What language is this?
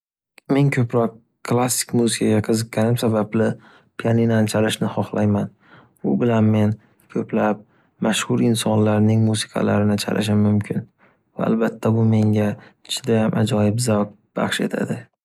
Uzbek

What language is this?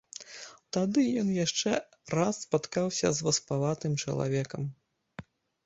Belarusian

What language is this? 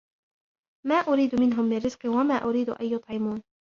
Arabic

